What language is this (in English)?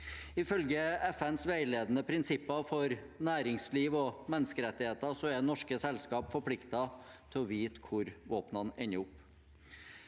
Norwegian